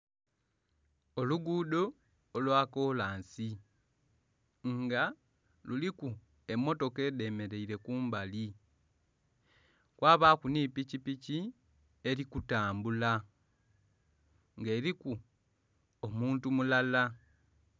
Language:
Soga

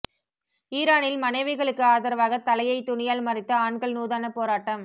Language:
Tamil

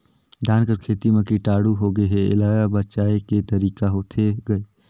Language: Chhattisgarhi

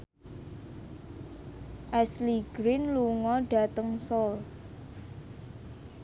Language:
Javanese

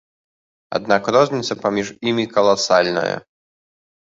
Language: Belarusian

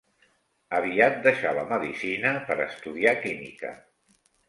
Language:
Catalan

